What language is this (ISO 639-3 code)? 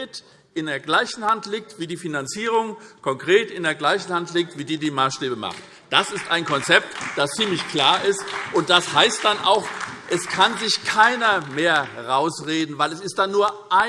deu